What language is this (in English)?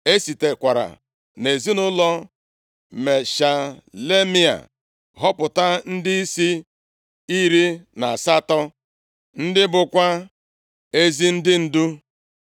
Igbo